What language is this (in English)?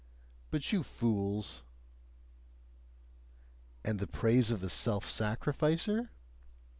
English